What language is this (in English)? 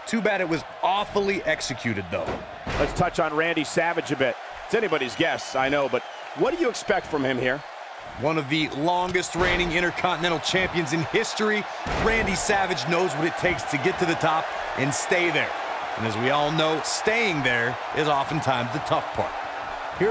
English